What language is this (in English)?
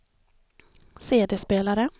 Swedish